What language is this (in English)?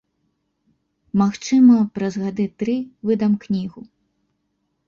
Belarusian